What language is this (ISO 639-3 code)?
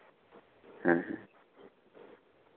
sat